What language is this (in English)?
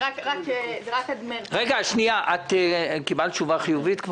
Hebrew